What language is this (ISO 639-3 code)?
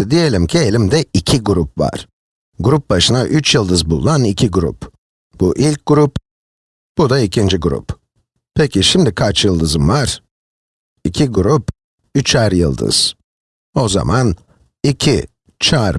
tur